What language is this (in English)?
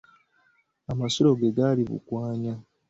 Ganda